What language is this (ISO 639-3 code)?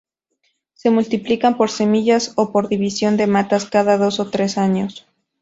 spa